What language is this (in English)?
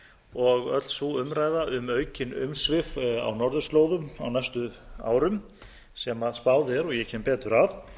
Icelandic